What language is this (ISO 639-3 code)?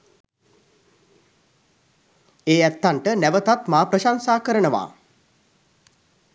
sin